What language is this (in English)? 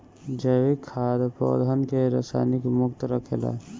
Bhojpuri